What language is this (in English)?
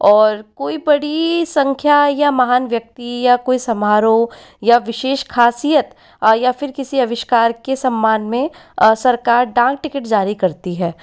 Hindi